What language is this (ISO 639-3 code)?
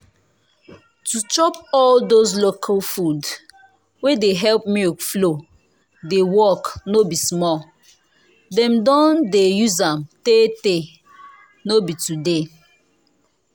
pcm